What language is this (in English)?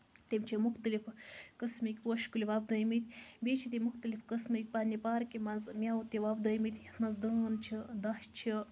Kashmiri